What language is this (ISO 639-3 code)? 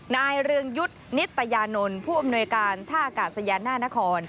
tha